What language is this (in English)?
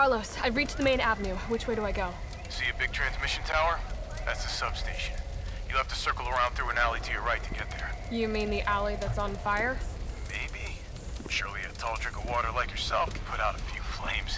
Arabic